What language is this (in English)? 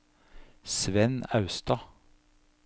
Norwegian